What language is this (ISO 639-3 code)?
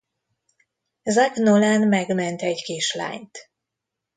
hun